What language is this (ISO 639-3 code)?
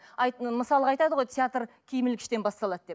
kaz